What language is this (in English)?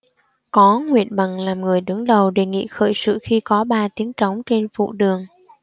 Vietnamese